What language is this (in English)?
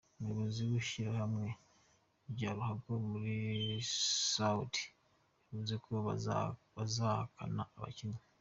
Kinyarwanda